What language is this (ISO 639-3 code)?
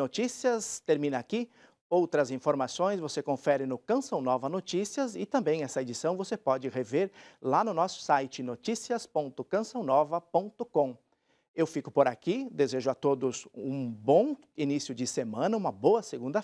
por